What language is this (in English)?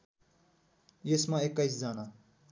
Nepali